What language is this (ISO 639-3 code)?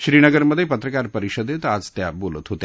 mar